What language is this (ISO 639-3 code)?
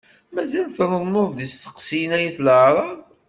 kab